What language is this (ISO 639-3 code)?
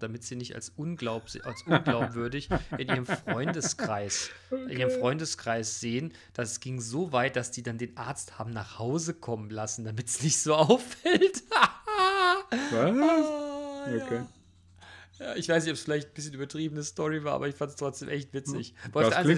deu